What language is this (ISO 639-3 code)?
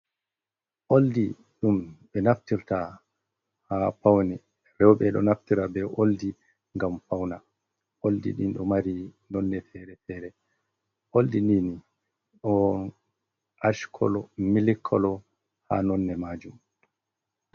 ful